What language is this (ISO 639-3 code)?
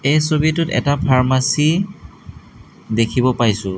asm